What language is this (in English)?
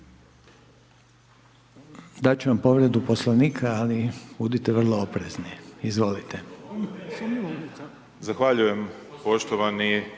Croatian